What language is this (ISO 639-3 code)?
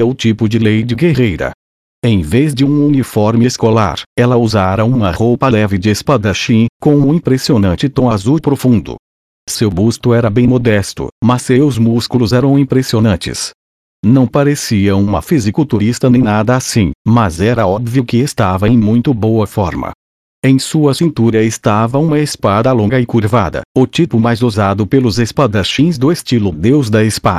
por